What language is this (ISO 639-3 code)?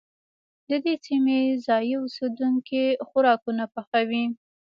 pus